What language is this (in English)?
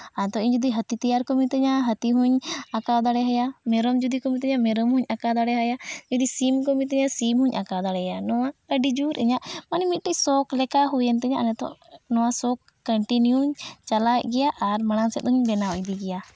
Santali